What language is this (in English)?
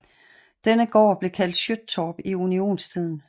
Danish